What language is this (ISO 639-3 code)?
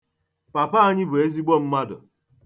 ibo